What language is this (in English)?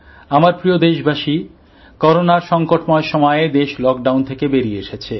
Bangla